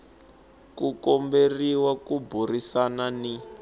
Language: Tsonga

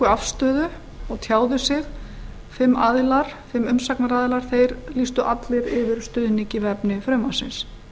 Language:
Icelandic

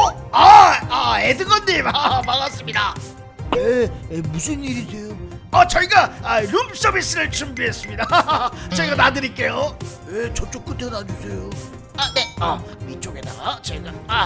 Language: Korean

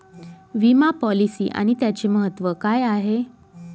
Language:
Marathi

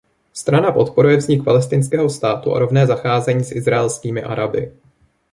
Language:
Czech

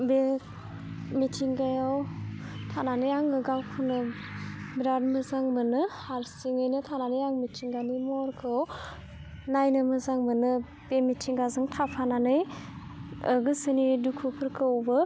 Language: Bodo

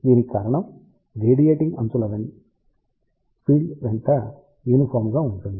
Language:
Telugu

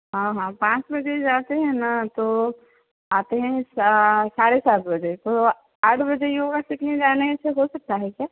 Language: Hindi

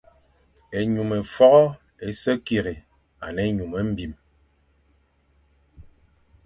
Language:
Fang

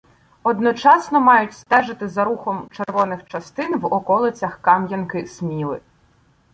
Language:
Ukrainian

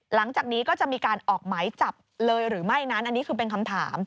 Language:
Thai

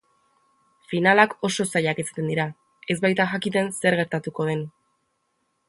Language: Basque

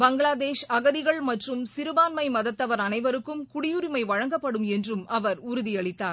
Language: Tamil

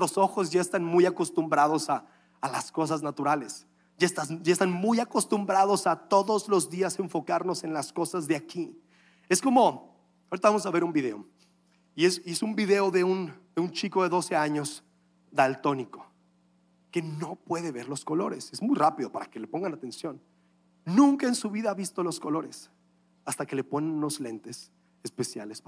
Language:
Spanish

